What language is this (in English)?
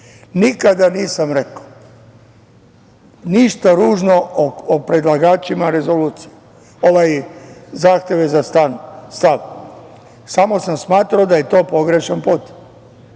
Serbian